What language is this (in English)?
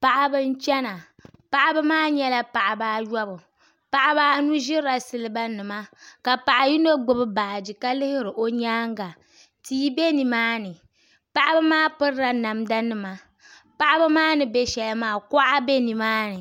Dagbani